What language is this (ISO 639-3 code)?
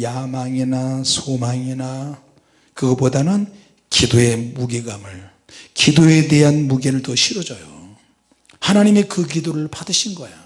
kor